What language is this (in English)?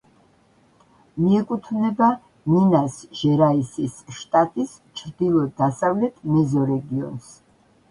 Georgian